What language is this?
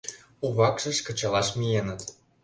Mari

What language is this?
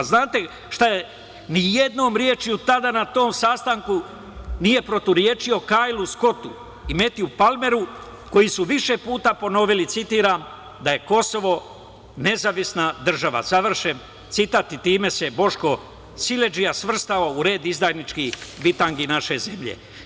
Serbian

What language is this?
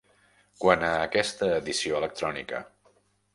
Catalan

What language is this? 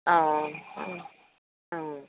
Assamese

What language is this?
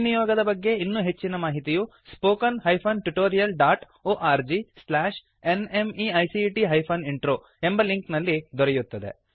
Kannada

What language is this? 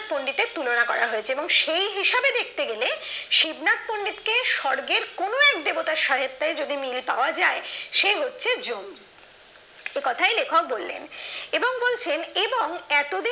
Bangla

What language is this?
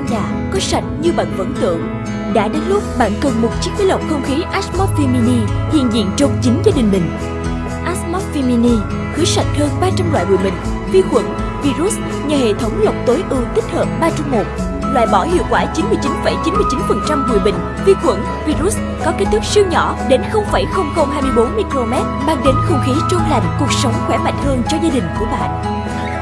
Vietnamese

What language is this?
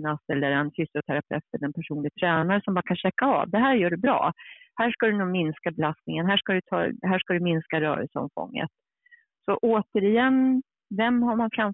Swedish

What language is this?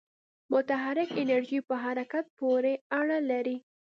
Pashto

